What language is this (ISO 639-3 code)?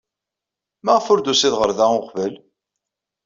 kab